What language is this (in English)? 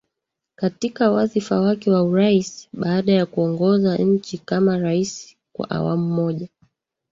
Swahili